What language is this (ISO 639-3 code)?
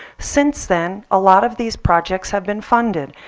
eng